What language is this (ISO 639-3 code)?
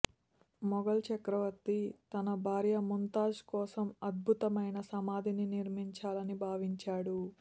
tel